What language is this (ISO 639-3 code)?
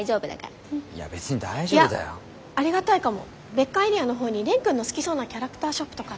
jpn